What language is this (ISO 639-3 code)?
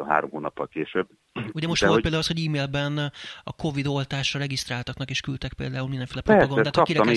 hun